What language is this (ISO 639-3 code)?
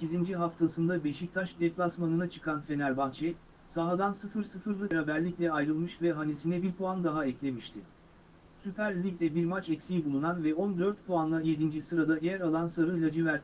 tur